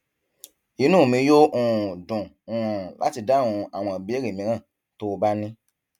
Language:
Yoruba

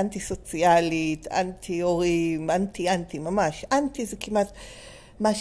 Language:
Hebrew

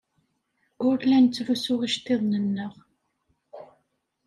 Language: Kabyle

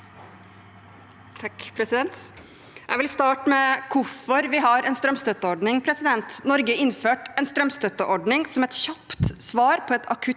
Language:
Norwegian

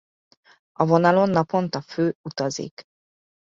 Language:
Hungarian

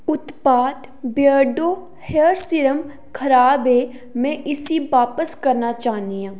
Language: Dogri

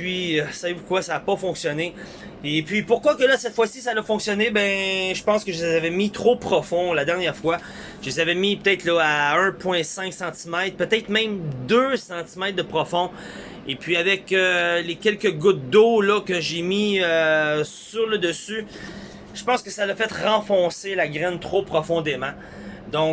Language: French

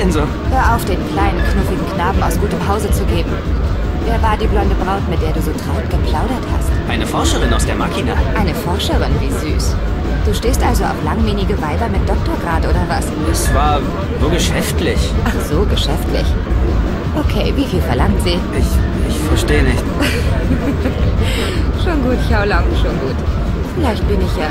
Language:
German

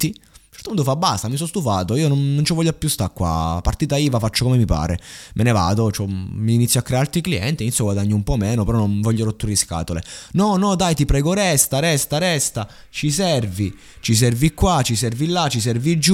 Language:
Italian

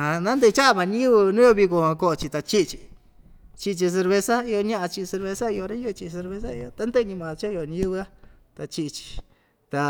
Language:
Ixtayutla Mixtec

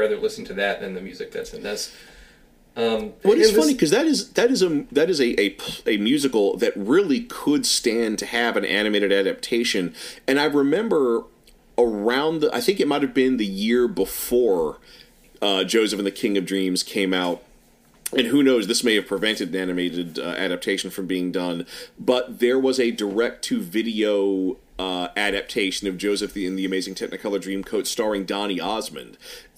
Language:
English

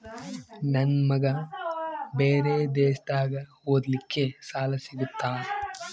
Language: Kannada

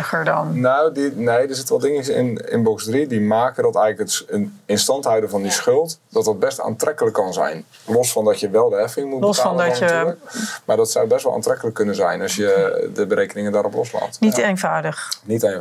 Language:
Dutch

